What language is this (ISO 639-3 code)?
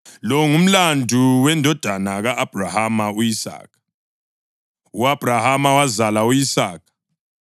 nde